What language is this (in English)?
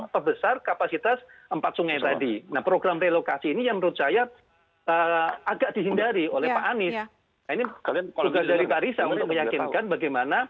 Indonesian